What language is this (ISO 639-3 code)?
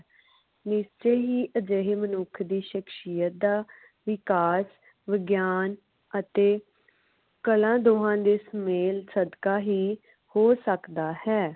pan